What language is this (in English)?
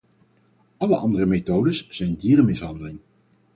Dutch